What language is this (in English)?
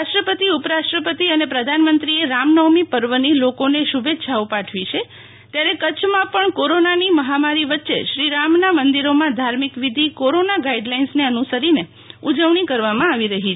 Gujarati